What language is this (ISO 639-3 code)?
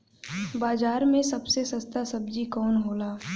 bho